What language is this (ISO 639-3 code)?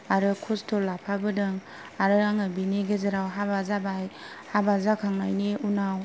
brx